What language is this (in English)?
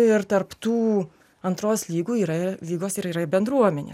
Lithuanian